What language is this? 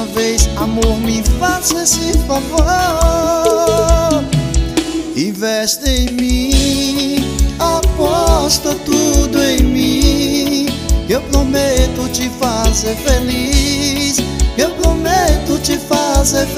Portuguese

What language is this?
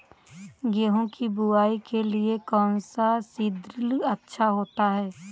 Hindi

